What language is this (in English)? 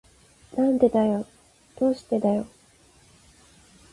Japanese